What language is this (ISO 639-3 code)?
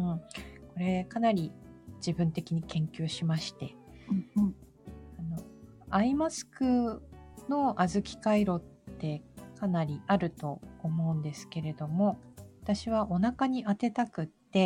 jpn